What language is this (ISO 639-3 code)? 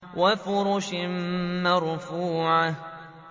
ara